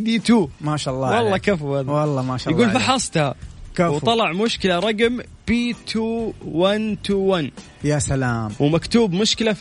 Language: Arabic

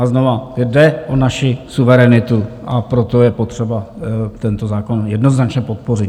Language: Czech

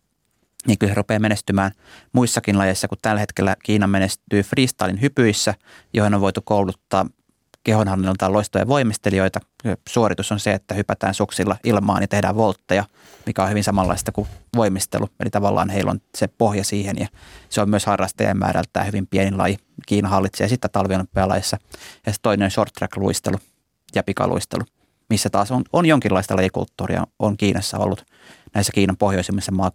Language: Finnish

